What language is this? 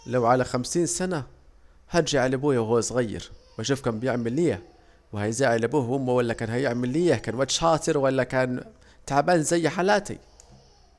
Saidi Arabic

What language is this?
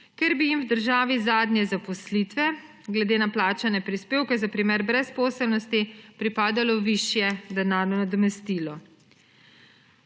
Slovenian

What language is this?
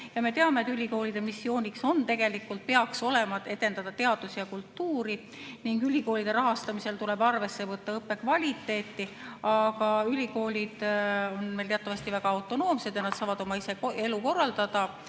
Estonian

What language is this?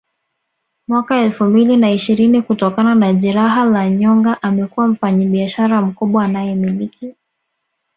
Swahili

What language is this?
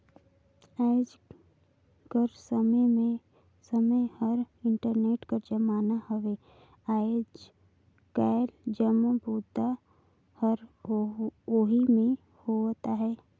Chhattisgarhi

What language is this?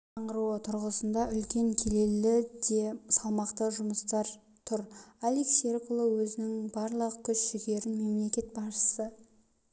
Kazakh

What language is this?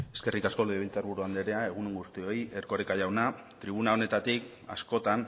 Basque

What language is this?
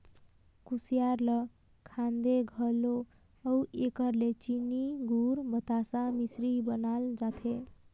Chhattisgarhi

